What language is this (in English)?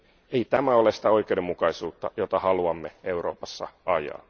Finnish